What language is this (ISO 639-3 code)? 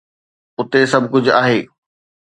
snd